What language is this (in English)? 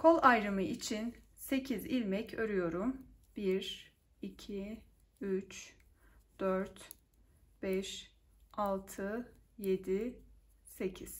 Turkish